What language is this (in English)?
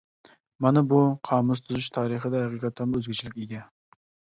Uyghur